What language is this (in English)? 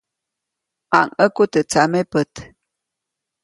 Copainalá Zoque